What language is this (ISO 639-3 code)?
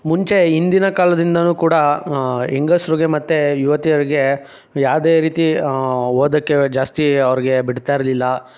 kan